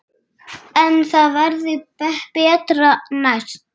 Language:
Icelandic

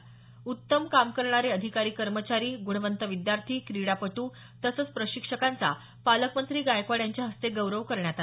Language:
Marathi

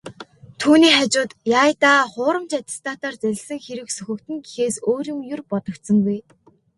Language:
Mongolian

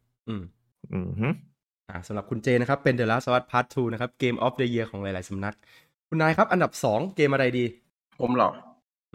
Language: Thai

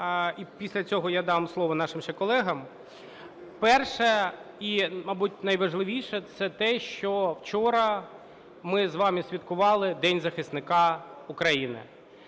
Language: Ukrainian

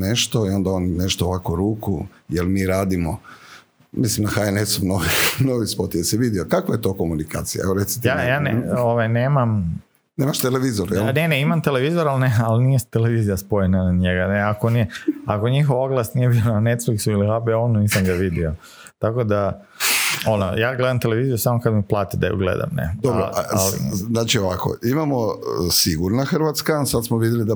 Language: Croatian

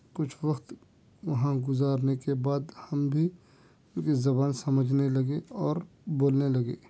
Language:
Urdu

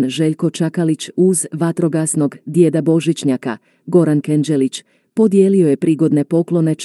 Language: Croatian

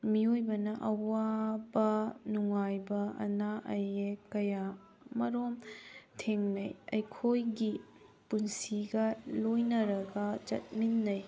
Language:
Manipuri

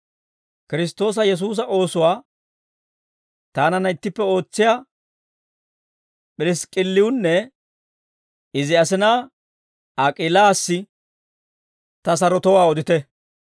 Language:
Dawro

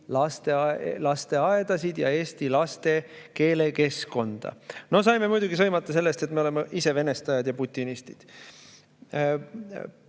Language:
Estonian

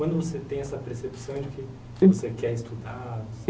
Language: Portuguese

